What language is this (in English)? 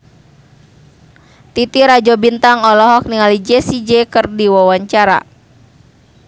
Sundanese